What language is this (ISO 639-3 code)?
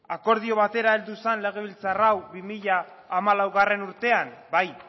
eus